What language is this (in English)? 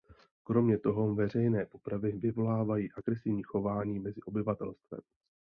Czech